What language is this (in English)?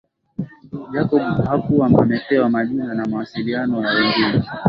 Swahili